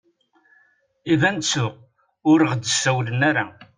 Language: Kabyle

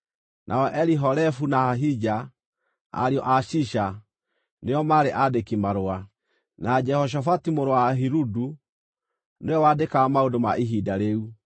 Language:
Kikuyu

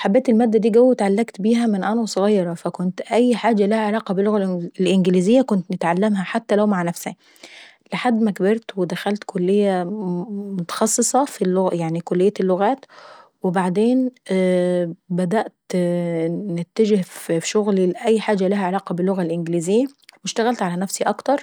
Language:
Saidi Arabic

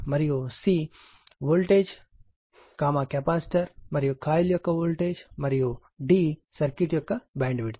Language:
Telugu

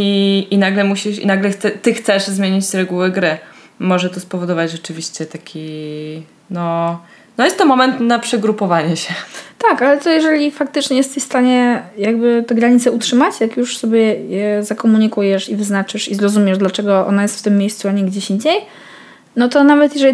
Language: Polish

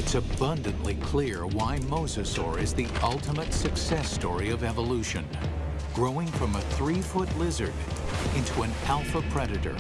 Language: English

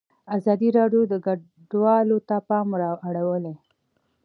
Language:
Pashto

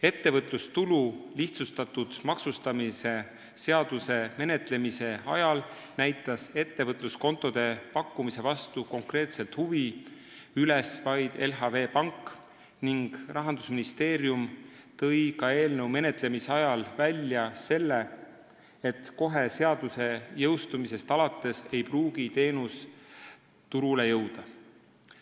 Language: Estonian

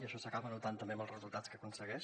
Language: Catalan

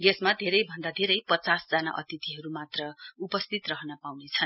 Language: Nepali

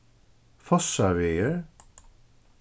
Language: Faroese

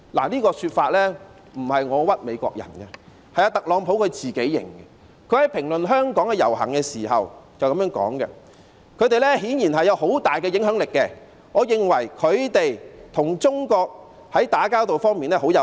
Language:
Cantonese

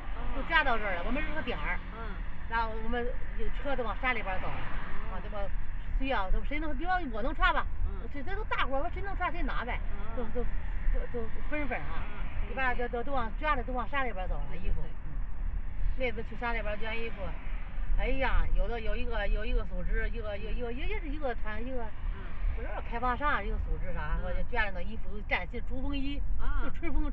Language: Chinese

